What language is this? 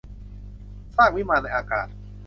Thai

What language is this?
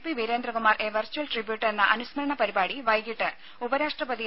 Malayalam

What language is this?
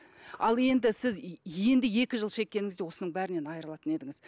Kazakh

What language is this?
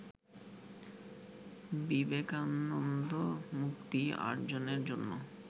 Bangla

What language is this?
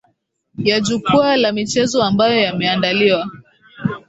Swahili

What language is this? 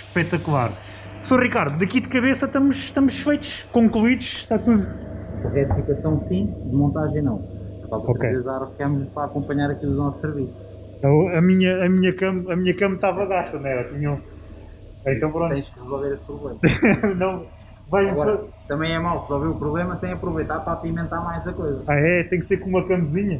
Portuguese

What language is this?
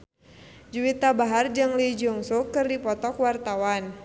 Sundanese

